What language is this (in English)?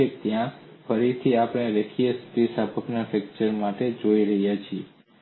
Gujarati